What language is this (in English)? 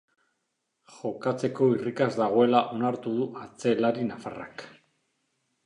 Basque